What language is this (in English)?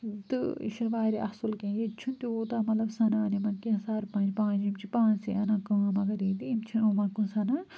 Kashmiri